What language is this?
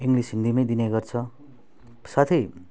Nepali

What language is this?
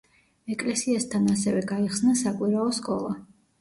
Georgian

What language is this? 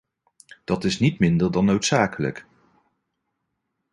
Dutch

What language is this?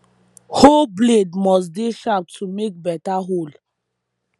Nigerian Pidgin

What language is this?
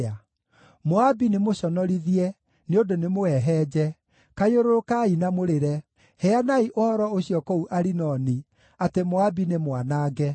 Kikuyu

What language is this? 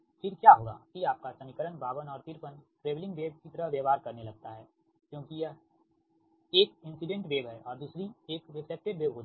Hindi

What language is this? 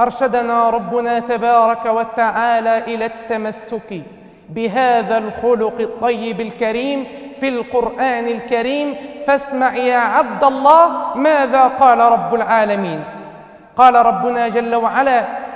Arabic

